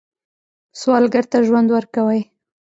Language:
Pashto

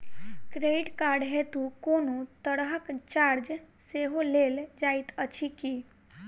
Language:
Maithili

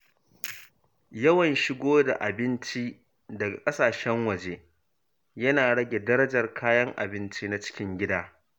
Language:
Hausa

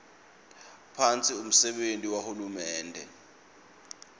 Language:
Swati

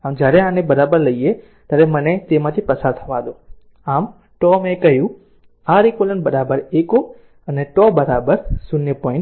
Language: Gujarati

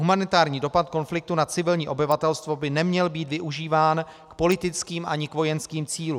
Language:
Czech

